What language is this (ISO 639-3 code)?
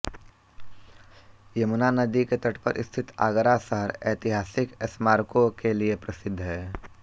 hin